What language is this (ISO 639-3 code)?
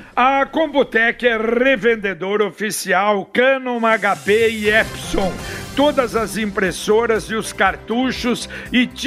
por